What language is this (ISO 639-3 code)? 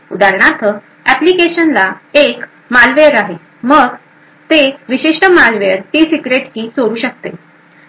mar